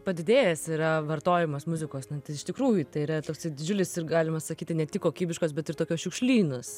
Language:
Lithuanian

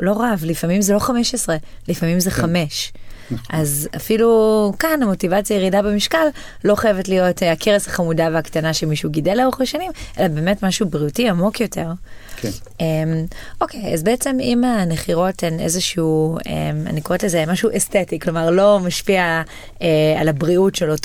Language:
Hebrew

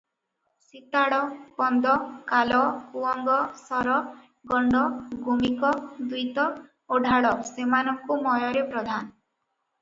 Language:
Odia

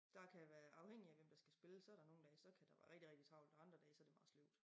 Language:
Danish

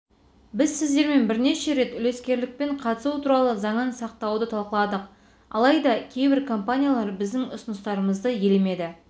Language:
Kazakh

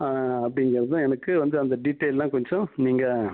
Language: Tamil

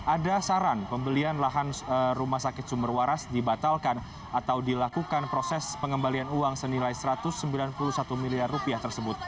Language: Indonesian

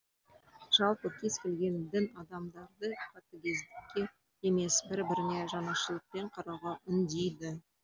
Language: Kazakh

